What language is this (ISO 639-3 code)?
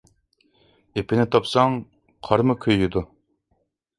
uig